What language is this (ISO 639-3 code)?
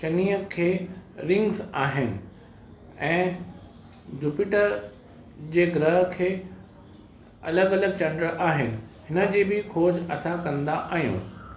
snd